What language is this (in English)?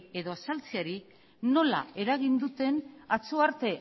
Basque